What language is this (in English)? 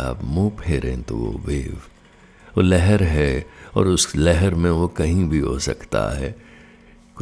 Hindi